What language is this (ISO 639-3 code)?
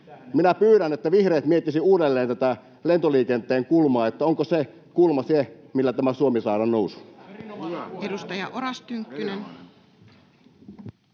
fin